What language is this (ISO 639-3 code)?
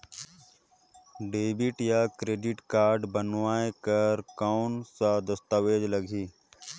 hne